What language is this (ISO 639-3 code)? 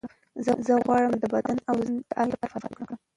pus